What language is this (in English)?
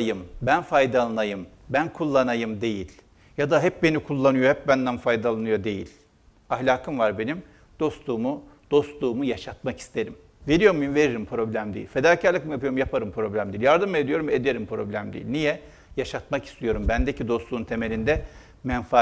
Turkish